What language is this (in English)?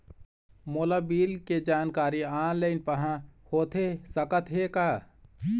Chhattisgarhi